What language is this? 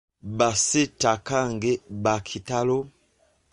Ganda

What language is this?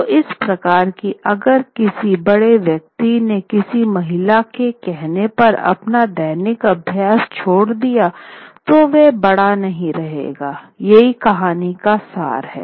Hindi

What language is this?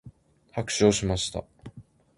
Japanese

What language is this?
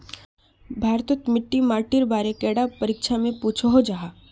Magahi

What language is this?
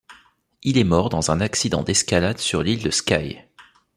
French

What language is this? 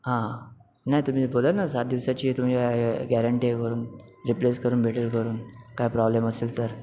Marathi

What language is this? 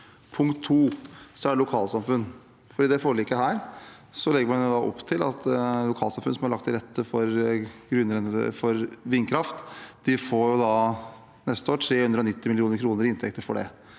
Norwegian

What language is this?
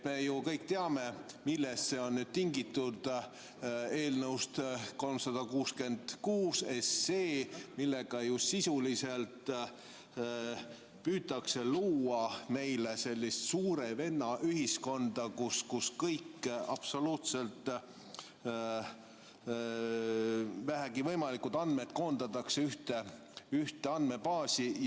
Estonian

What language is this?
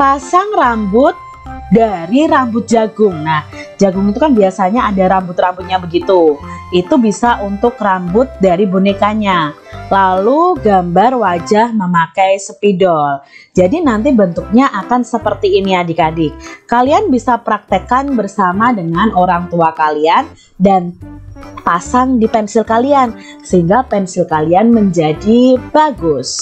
Indonesian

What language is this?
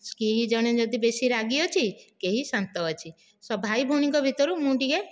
Odia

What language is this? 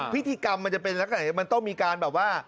Thai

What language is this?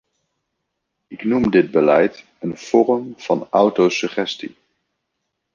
Dutch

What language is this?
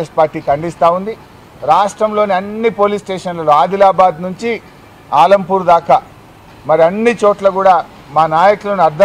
Telugu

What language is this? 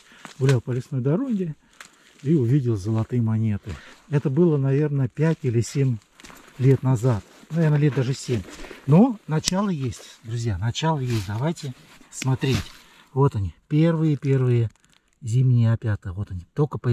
Russian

